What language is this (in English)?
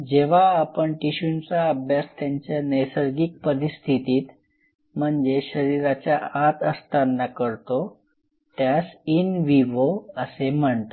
Marathi